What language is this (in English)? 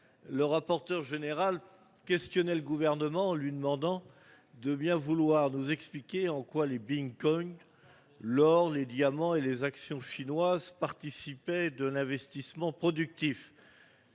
French